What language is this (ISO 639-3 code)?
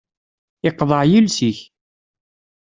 kab